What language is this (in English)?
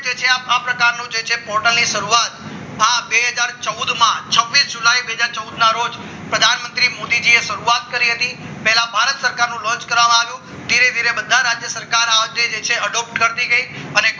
Gujarati